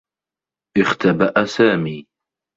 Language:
Arabic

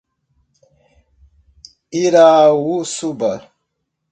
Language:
Portuguese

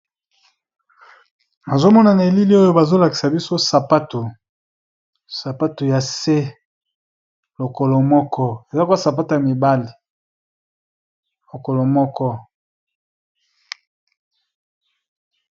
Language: Lingala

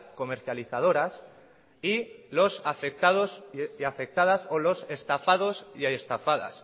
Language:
Spanish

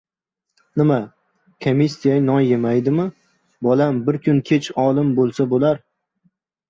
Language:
Uzbek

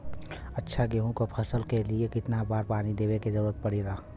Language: Bhojpuri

